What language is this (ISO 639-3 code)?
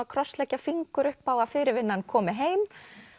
isl